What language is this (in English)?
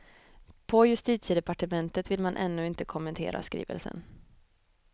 Swedish